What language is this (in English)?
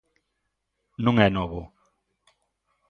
Galician